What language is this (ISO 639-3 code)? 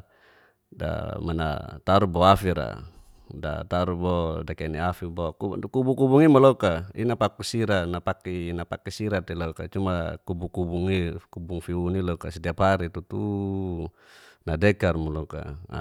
ges